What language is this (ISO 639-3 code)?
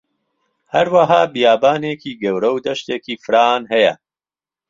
ckb